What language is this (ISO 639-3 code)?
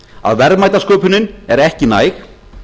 isl